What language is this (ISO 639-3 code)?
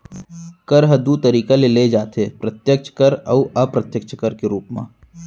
hne